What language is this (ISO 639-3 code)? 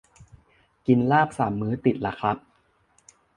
tha